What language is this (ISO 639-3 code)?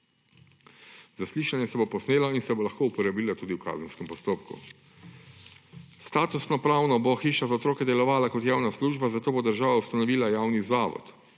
slv